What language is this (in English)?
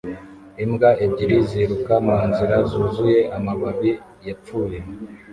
Kinyarwanda